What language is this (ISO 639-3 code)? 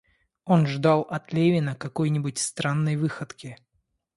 rus